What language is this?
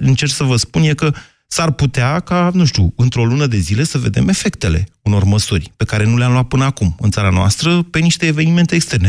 Romanian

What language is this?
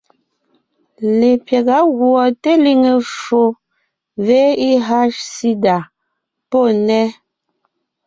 Ngiemboon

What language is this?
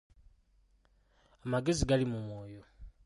Ganda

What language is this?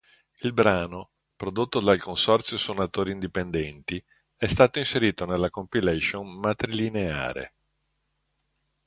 Italian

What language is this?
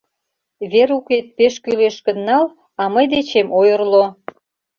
Mari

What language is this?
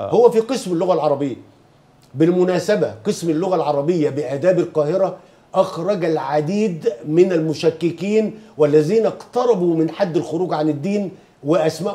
Arabic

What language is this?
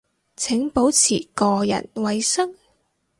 Cantonese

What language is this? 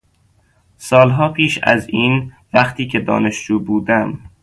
Persian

